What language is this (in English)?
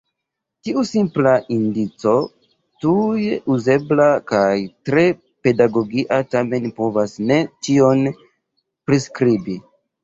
Esperanto